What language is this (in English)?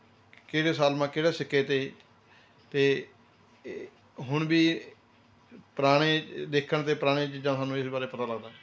Punjabi